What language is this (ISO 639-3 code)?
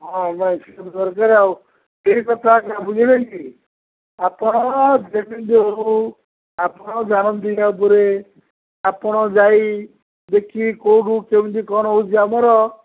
ori